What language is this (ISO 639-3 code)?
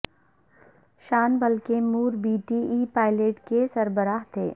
urd